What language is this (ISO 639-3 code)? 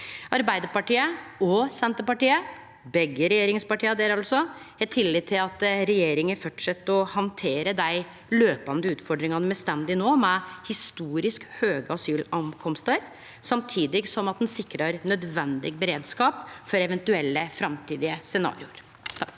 nor